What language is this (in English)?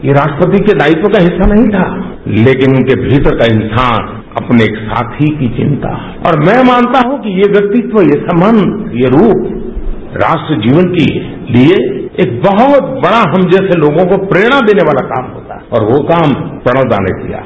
Hindi